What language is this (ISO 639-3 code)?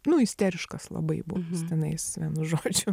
lit